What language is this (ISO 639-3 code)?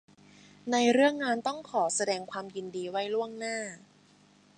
tha